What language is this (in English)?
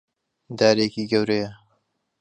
Central Kurdish